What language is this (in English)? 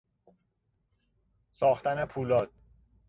Persian